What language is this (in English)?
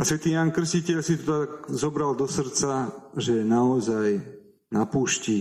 Slovak